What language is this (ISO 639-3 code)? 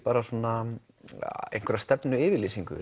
isl